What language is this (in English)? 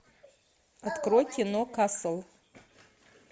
Russian